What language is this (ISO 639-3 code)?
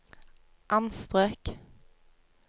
nor